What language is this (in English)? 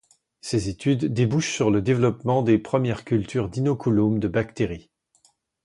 French